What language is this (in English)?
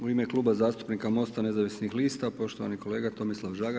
Croatian